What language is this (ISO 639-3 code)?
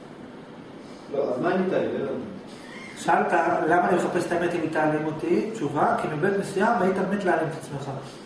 heb